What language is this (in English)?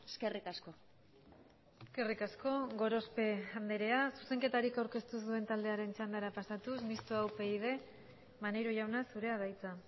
Basque